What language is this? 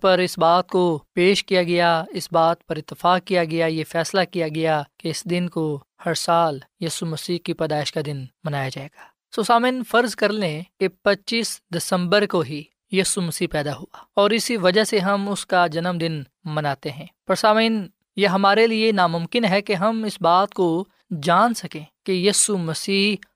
Urdu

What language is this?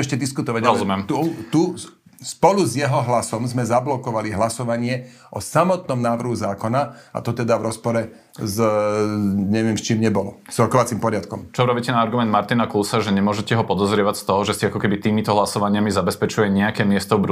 Slovak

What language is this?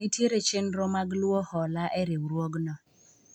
Luo (Kenya and Tanzania)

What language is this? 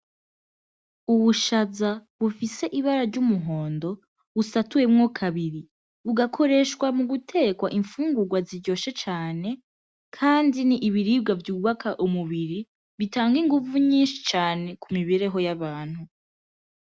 Rundi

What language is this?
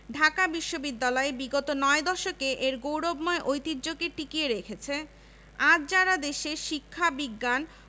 Bangla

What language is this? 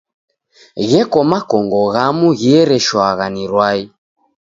Taita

